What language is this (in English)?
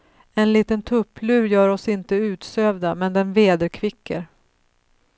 Swedish